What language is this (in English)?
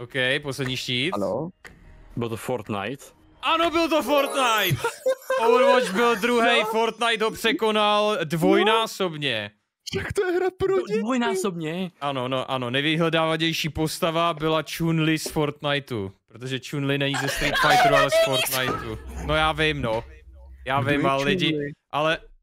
Czech